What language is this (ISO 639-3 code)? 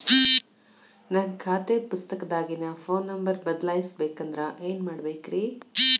kan